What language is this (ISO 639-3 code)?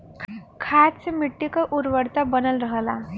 bho